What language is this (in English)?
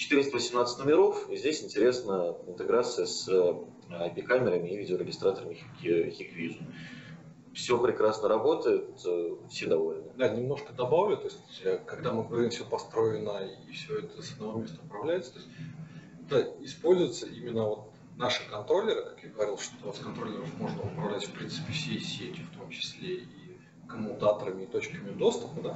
Russian